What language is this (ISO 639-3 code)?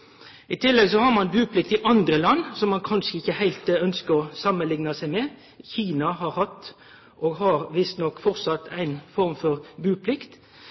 nno